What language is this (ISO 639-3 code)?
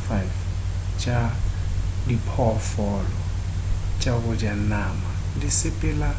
nso